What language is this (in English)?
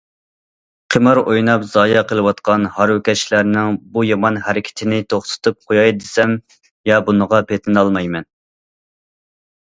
Uyghur